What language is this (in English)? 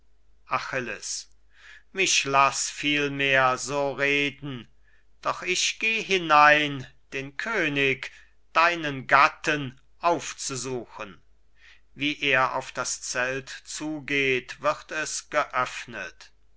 German